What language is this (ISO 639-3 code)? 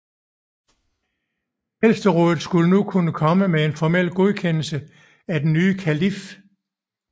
dan